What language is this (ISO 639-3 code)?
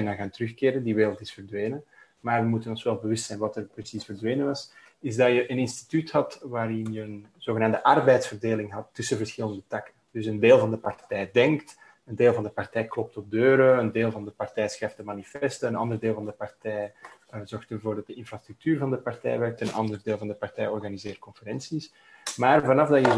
nld